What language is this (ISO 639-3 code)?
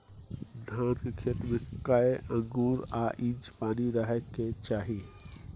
mai